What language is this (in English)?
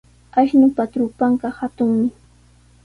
Sihuas Ancash Quechua